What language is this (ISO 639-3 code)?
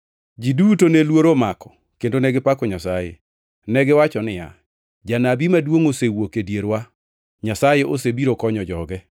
luo